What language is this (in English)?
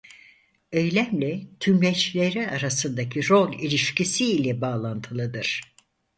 Turkish